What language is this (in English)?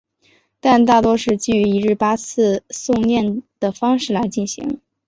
Chinese